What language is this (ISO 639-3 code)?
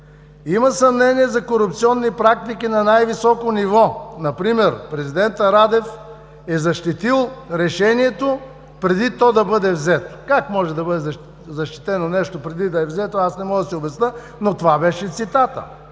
bul